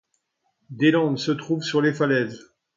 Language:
French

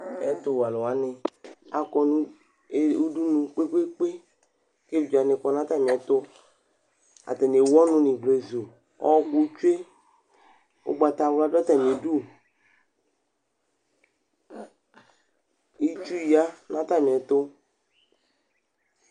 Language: Ikposo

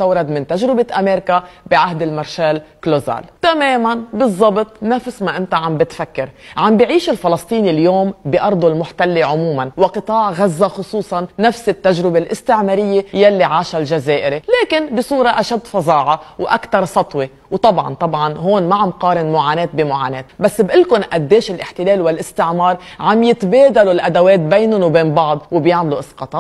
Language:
Arabic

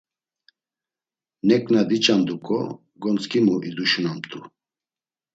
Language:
Laz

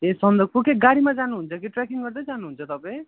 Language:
Nepali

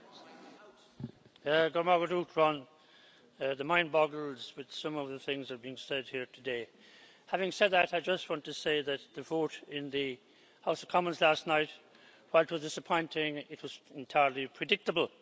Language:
English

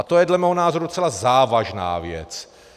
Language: Czech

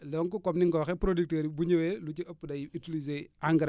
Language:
Wolof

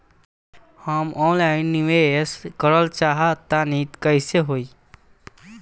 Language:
Bhojpuri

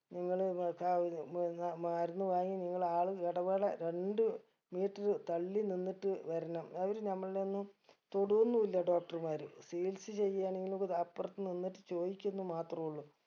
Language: Malayalam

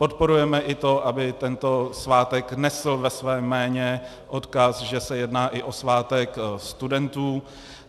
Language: Czech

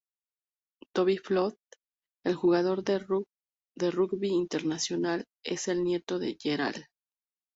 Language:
Spanish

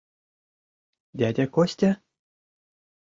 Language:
Mari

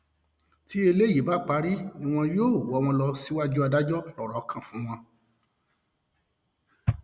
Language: Yoruba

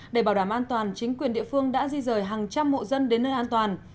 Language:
Vietnamese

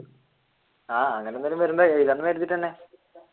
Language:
Malayalam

